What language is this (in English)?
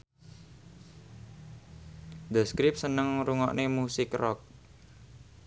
Javanese